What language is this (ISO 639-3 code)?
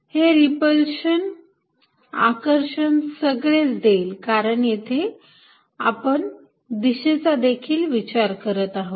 mar